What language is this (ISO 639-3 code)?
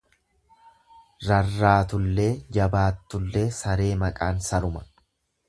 orm